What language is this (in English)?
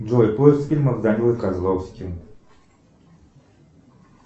Russian